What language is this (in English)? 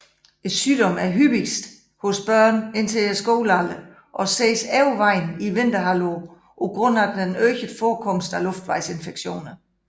Danish